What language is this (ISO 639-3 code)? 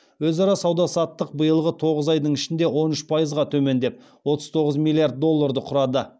kaz